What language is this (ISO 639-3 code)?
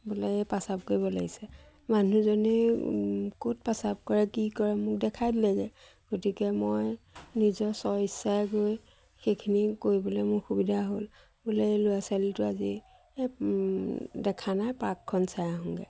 asm